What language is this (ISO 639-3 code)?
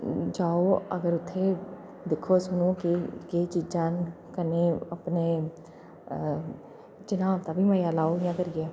doi